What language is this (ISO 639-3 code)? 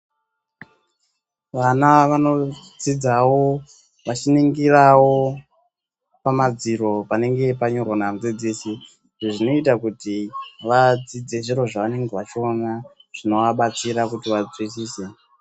ndc